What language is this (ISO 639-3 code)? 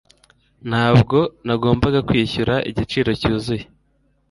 kin